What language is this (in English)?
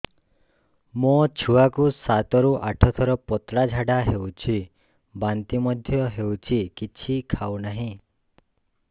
Odia